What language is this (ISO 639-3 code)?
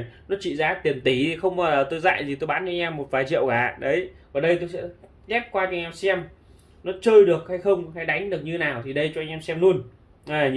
vie